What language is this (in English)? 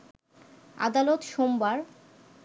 Bangla